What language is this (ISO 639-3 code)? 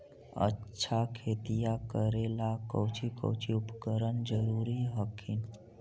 mag